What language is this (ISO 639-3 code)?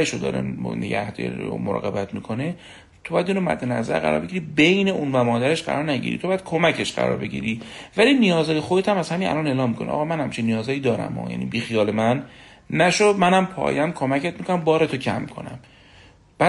fas